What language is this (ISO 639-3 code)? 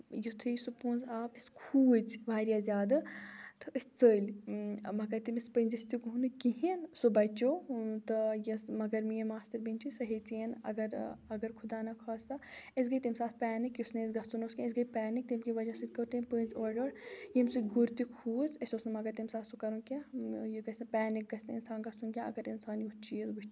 kas